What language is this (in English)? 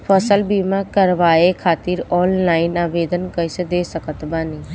Bhojpuri